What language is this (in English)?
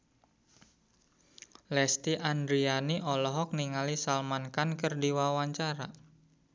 Sundanese